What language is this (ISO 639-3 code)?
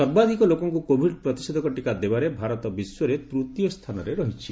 ori